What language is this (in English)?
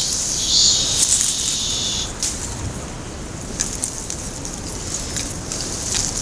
Japanese